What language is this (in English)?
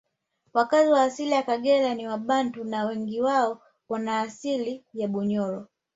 Swahili